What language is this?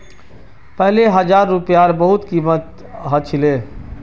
Magahi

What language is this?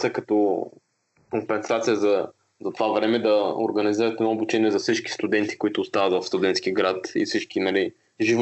Bulgarian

